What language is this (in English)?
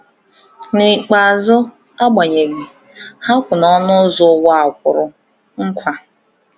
Igbo